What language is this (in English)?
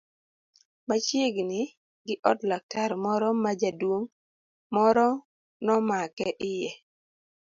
Luo (Kenya and Tanzania)